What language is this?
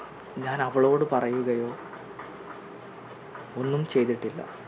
Malayalam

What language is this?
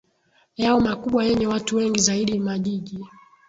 Swahili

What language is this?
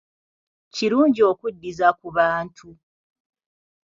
Ganda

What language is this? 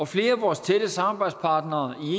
Danish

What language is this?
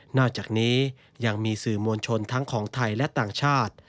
Thai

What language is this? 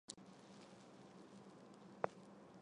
Chinese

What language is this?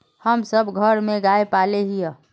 Magahi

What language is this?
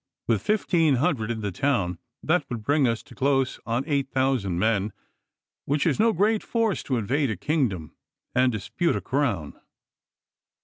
English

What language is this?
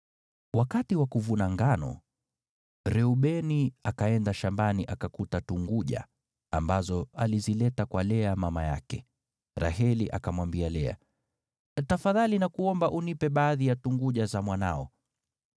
Swahili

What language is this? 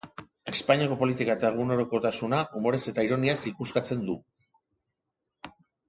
Basque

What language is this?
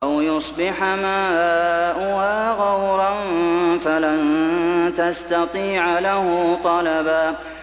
Arabic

